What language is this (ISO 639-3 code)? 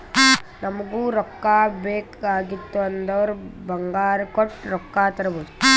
kan